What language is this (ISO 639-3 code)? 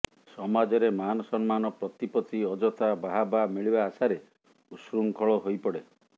ori